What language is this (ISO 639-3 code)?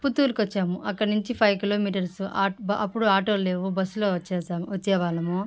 tel